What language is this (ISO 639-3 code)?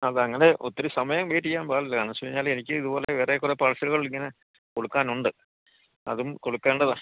mal